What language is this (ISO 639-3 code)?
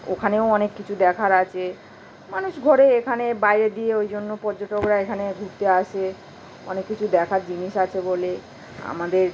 ben